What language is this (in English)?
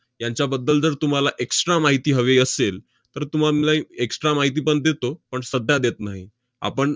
Marathi